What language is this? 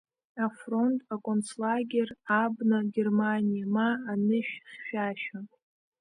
Abkhazian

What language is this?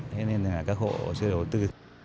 Vietnamese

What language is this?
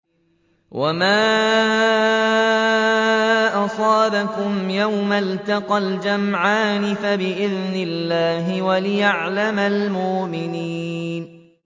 Arabic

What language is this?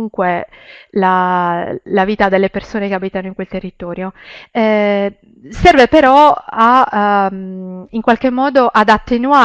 Italian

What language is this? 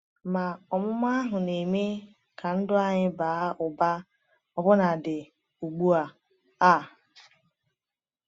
Igbo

